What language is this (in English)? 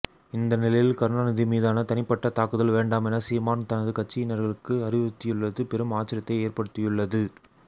Tamil